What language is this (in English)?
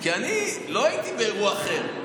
Hebrew